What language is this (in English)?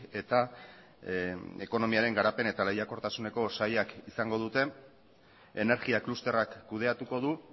Basque